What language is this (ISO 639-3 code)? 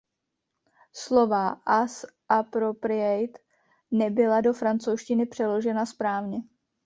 ces